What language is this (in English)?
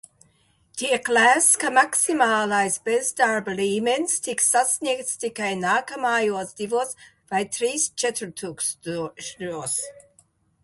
Latvian